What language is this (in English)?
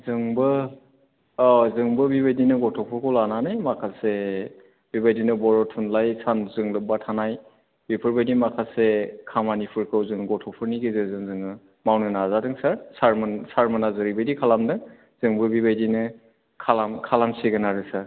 Bodo